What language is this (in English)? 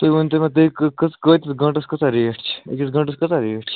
Kashmiri